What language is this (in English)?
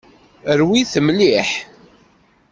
Kabyle